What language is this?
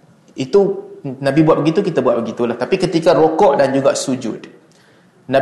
Malay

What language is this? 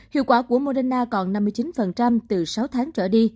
Vietnamese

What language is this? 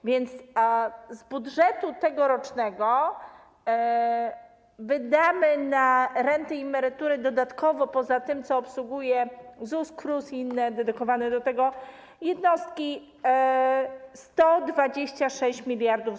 Polish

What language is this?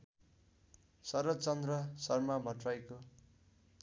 Nepali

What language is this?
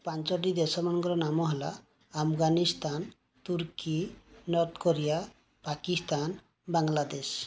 Odia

